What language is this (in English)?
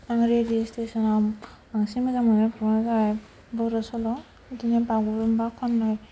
Bodo